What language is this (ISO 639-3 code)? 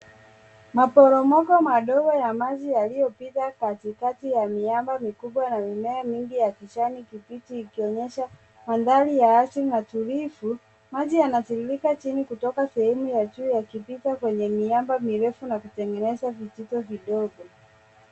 swa